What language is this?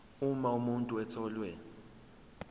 Zulu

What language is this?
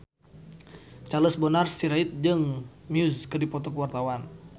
Sundanese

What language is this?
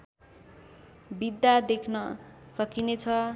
Nepali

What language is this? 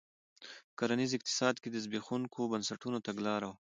Pashto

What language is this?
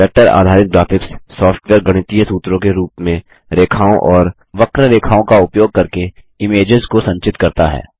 Hindi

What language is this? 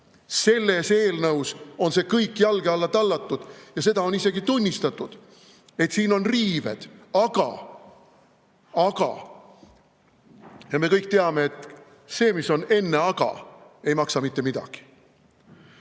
Estonian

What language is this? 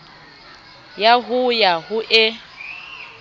Southern Sotho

